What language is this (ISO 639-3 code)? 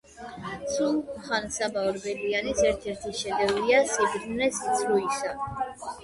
kat